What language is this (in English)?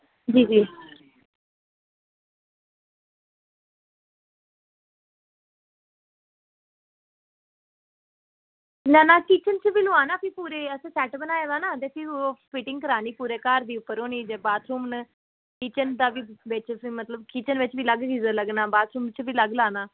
Dogri